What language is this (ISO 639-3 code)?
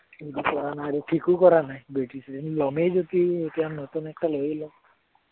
asm